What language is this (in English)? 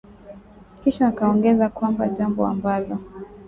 Swahili